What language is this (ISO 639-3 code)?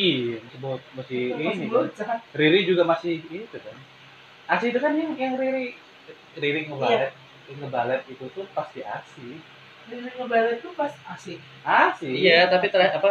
ind